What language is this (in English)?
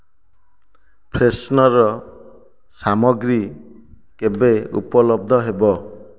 Odia